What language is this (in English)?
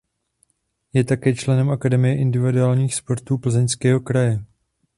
Czech